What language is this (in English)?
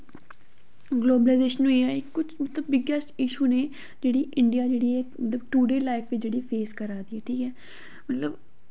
Dogri